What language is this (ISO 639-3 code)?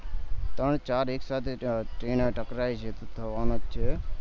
guj